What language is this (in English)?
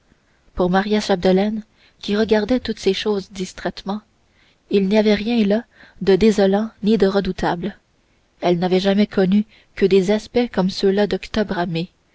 French